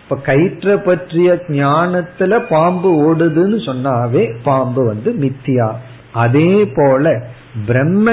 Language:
Tamil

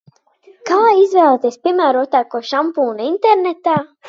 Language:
Latvian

